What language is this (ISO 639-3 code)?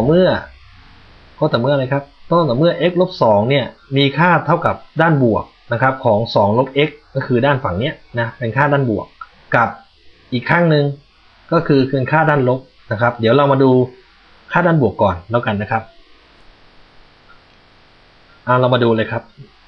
tha